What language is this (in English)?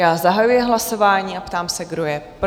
Czech